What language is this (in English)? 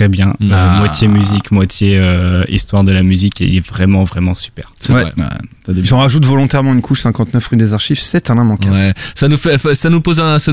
French